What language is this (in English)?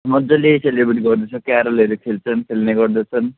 Nepali